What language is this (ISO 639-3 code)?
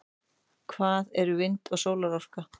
isl